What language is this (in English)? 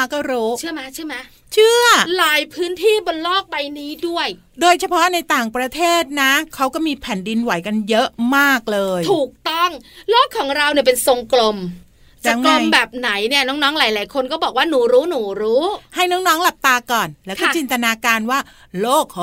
Thai